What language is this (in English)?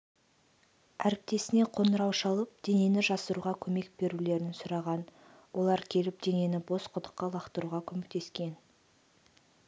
Kazakh